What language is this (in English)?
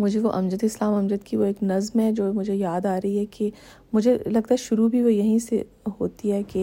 Urdu